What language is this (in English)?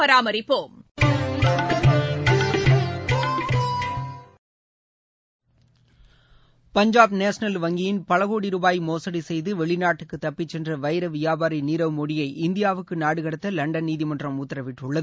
Tamil